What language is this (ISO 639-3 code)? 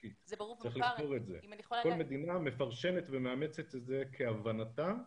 heb